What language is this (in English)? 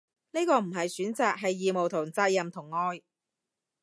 Cantonese